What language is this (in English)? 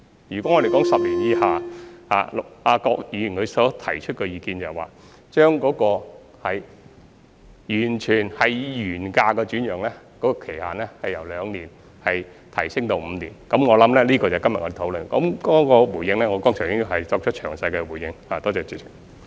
Cantonese